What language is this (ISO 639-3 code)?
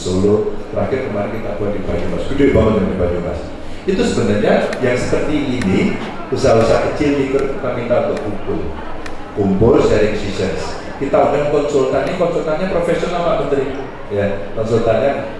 ind